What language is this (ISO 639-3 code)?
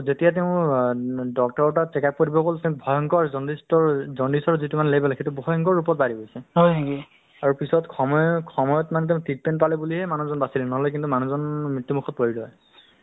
asm